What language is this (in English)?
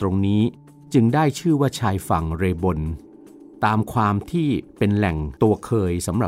Thai